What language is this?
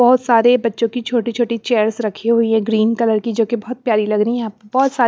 Hindi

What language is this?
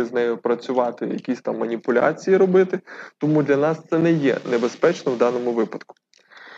Ukrainian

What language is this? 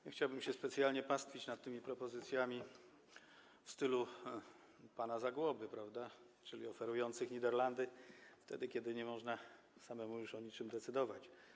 Polish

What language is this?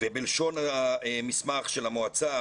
Hebrew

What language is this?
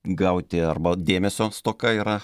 Lithuanian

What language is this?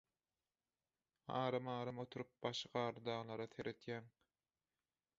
Turkmen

